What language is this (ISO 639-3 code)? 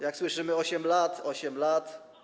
pol